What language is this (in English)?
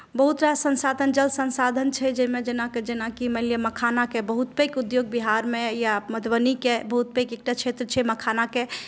Maithili